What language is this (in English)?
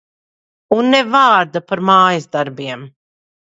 Latvian